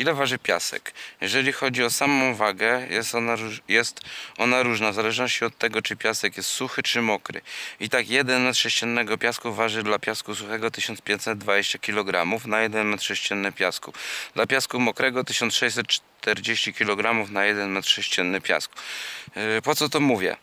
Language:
Polish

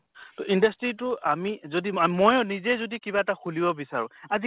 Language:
Assamese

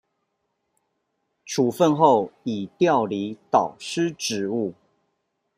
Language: Chinese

